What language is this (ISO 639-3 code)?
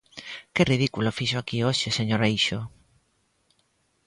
glg